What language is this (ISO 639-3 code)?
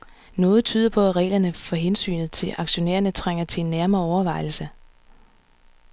dan